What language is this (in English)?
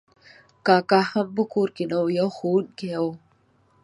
Pashto